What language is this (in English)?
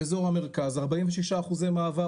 Hebrew